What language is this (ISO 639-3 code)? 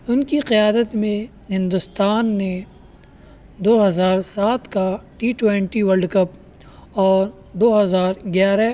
urd